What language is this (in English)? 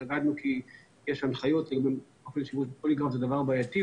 Hebrew